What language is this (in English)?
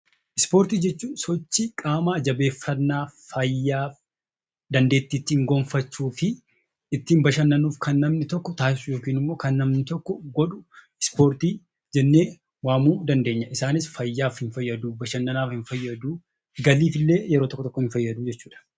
Oromo